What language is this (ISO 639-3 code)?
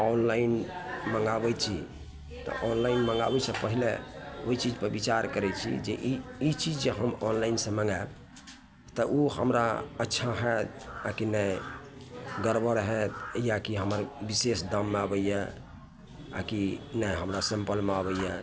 mai